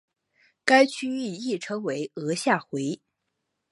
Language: Chinese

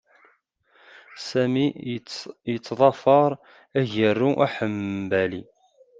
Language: Kabyle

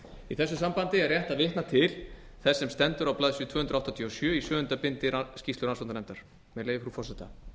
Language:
Icelandic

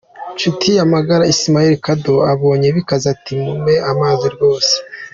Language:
Kinyarwanda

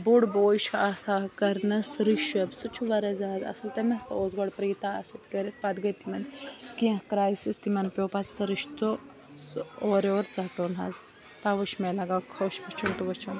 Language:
Kashmiri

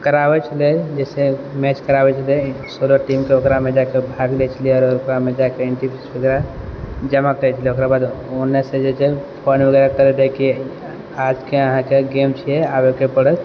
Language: Maithili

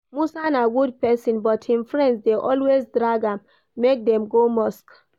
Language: Nigerian Pidgin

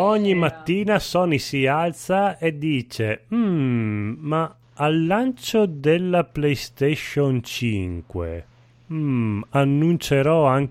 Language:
Italian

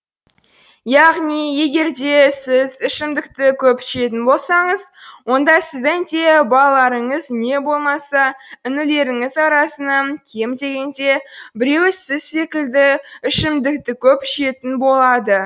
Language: Kazakh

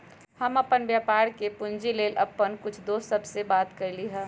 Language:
Magahi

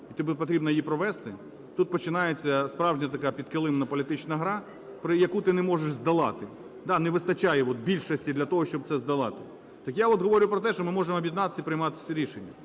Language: Ukrainian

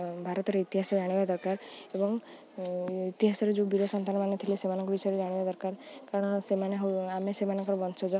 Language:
Odia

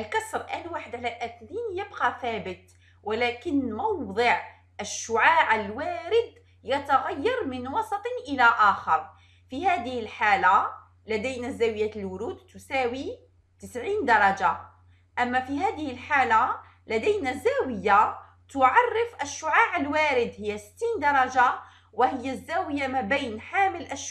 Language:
French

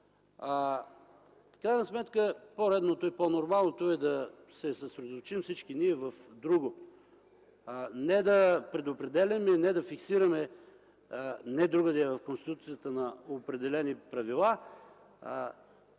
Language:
Bulgarian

